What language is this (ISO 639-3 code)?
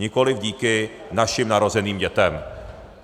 ces